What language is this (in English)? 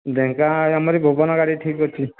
Odia